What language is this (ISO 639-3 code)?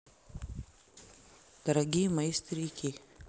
rus